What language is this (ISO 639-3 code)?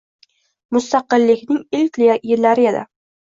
uzb